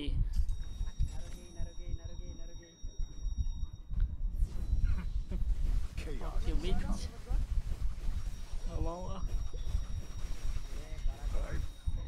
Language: Indonesian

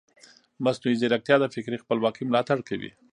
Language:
Pashto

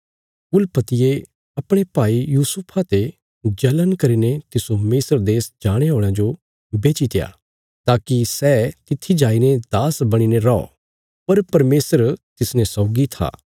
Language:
Bilaspuri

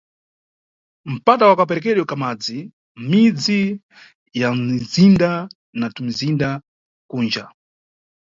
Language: Nyungwe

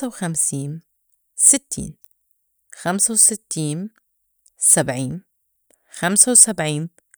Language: North Levantine Arabic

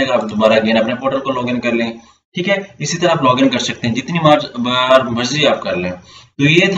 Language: Hindi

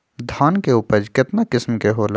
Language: Magahi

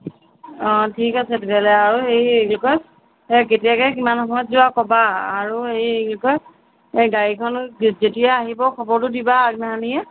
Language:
Assamese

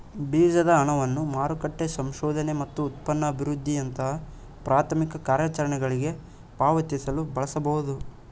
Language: Kannada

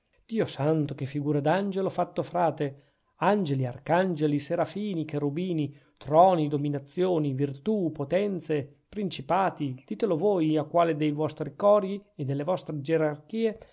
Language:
Italian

